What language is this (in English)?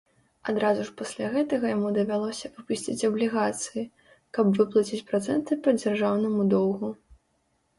Belarusian